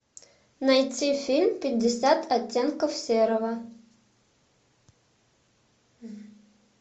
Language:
Russian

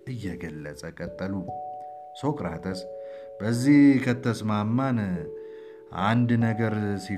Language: Amharic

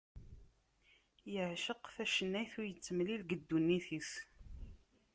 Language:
Kabyle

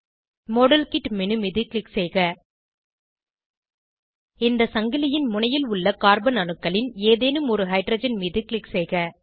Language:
Tamil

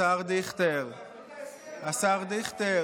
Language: Hebrew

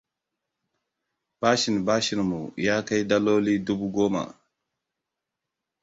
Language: Hausa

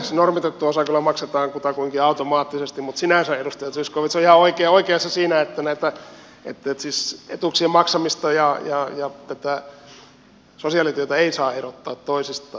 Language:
Finnish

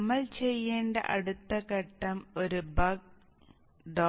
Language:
Malayalam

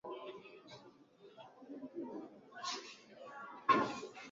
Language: Swahili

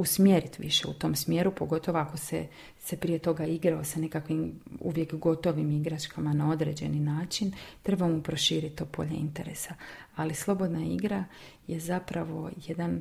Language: Croatian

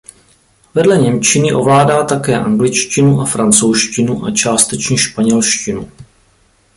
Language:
Czech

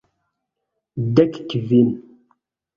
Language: Esperanto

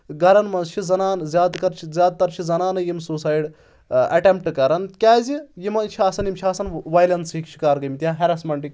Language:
Kashmiri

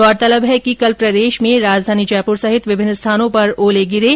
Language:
Hindi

